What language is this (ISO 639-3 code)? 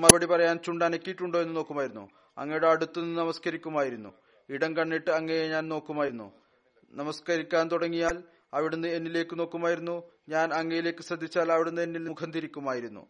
mal